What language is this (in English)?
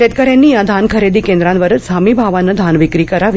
Marathi